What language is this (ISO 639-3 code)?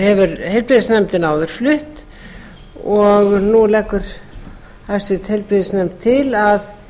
isl